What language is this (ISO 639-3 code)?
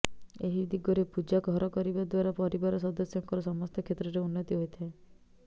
ori